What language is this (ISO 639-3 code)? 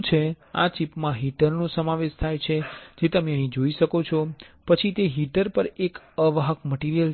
guj